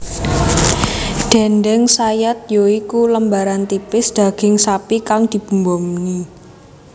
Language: Javanese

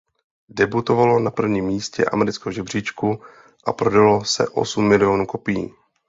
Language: Czech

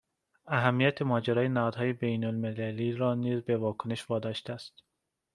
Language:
Persian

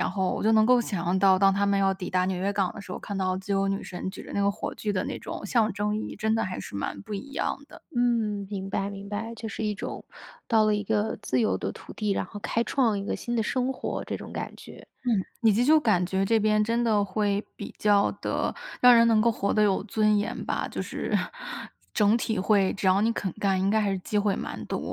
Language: Chinese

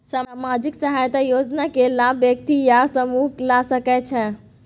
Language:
Maithili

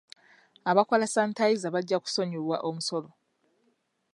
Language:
Ganda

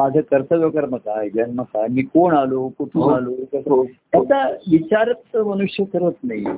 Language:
Marathi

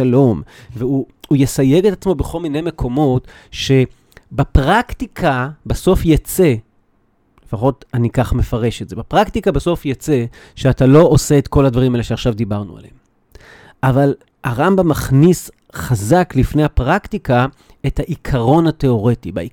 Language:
Hebrew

